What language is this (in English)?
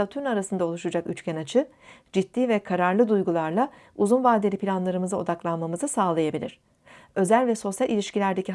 Turkish